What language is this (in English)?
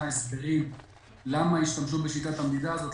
Hebrew